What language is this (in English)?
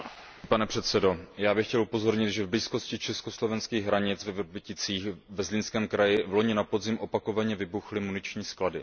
Czech